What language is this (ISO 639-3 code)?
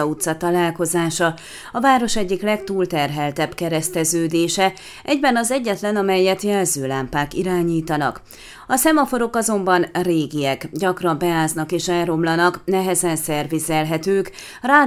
hun